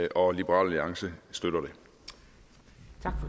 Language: Danish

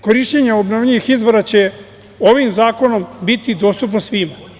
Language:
Serbian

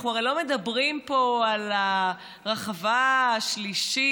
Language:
Hebrew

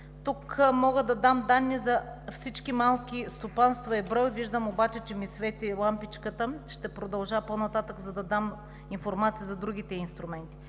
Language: Bulgarian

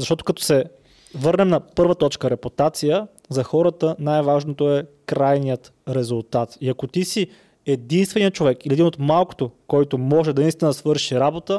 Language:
Bulgarian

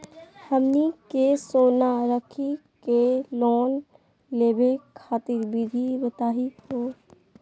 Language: Magahi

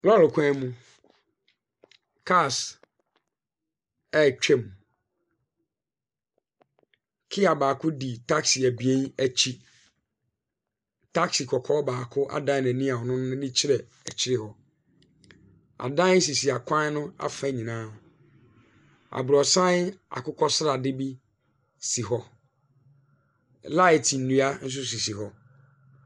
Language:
Akan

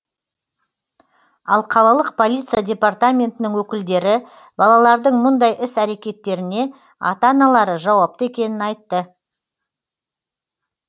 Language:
Kazakh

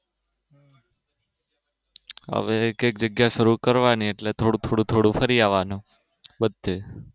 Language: Gujarati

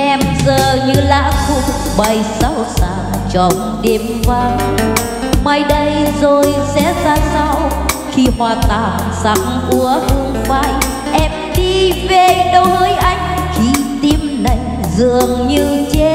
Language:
Vietnamese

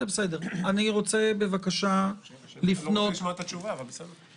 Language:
Hebrew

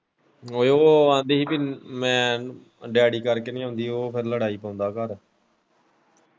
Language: Punjabi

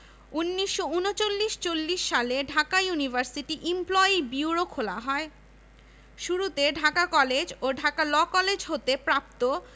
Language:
Bangla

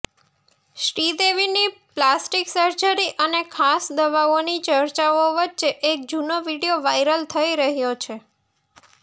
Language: Gujarati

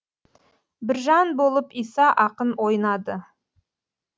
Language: Kazakh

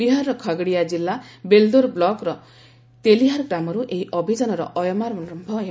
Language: Odia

